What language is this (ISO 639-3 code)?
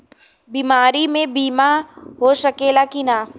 bho